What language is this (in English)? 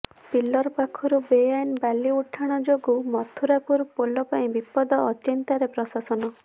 Odia